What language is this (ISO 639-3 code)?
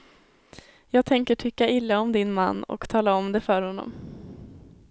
swe